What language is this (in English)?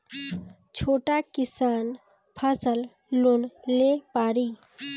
Bhojpuri